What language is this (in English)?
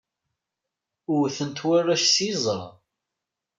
Kabyle